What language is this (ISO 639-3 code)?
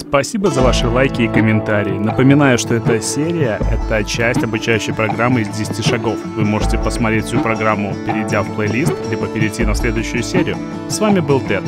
rus